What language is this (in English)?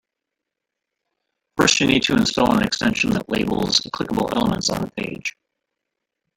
English